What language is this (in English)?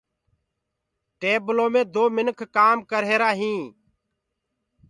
Gurgula